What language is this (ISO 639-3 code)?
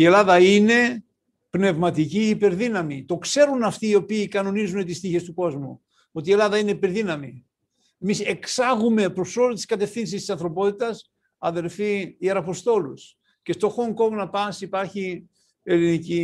ell